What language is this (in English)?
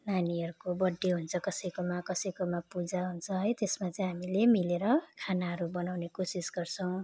Nepali